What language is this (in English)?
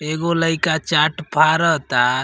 Bhojpuri